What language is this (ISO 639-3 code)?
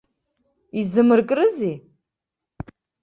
abk